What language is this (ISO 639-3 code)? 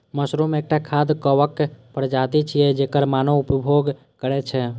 mai